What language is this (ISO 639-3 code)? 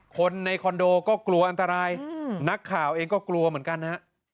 tha